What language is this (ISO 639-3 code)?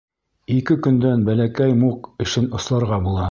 bak